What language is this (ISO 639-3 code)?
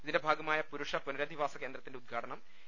mal